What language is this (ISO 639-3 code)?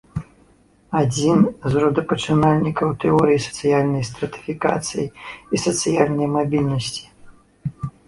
bel